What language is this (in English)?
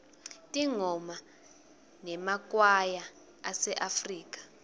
Swati